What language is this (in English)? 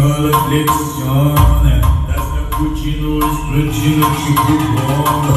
Vietnamese